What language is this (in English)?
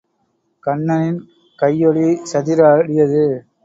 Tamil